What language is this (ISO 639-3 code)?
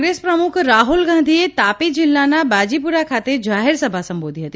guj